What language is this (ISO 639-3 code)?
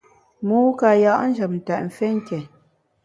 bax